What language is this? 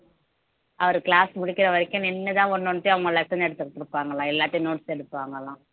Tamil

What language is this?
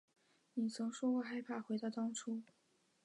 Chinese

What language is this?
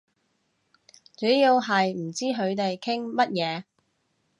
Cantonese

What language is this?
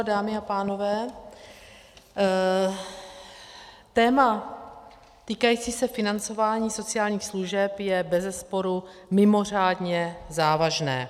Czech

